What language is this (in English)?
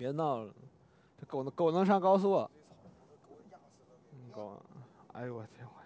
Chinese